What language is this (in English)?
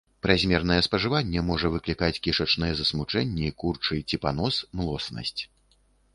Belarusian